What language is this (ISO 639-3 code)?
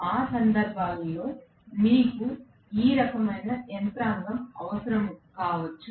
tel